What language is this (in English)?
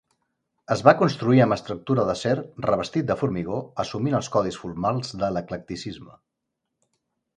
Catalan